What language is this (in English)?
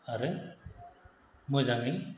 Bodo